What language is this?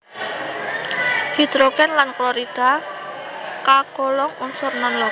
Javanese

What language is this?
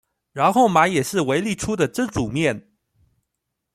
Chinese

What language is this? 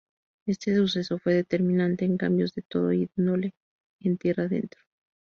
Spanish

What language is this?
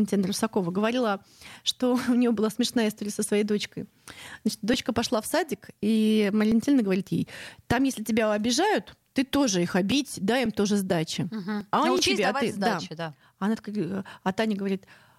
Russian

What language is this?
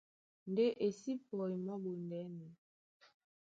Duala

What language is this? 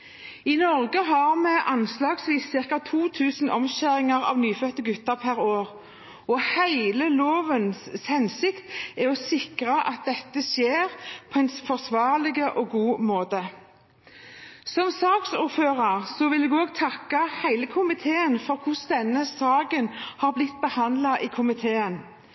Norwegian Bokmål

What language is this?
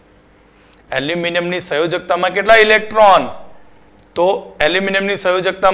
Gujarati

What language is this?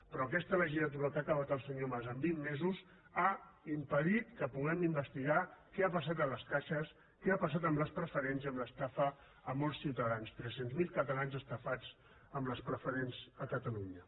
Catalan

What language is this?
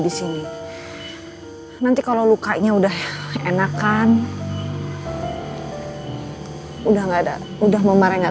Indonesian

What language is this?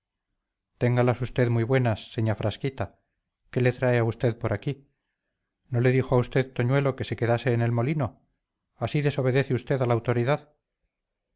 Spanish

